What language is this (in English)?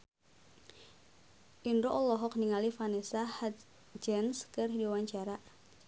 Sundanese